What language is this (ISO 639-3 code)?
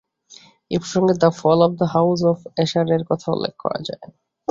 ben